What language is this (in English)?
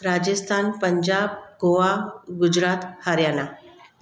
Sindhi